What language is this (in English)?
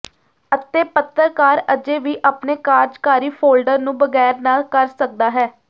Punjabi